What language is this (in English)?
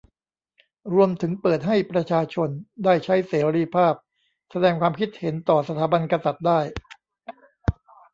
Thai